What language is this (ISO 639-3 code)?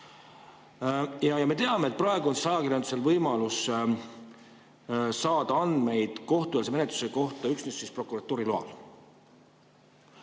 est